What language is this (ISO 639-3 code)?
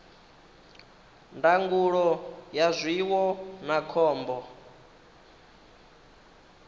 ven